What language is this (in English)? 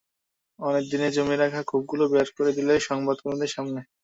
Bangla